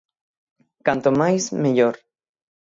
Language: Galician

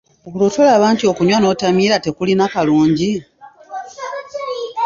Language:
Ganda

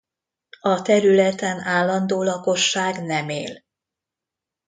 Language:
Hungarian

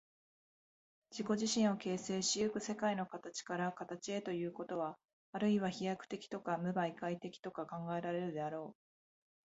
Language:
Japanese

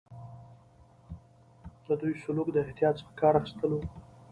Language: Pashto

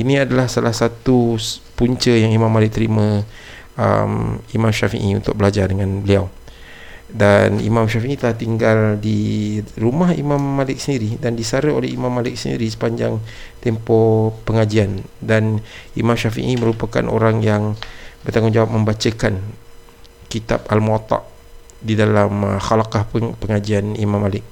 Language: Malay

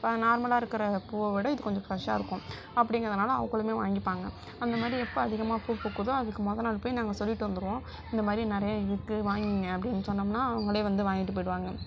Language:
Tamil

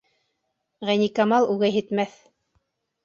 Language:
Bashkir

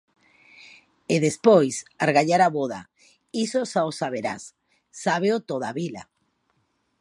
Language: Galician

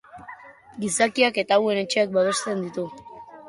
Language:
Basque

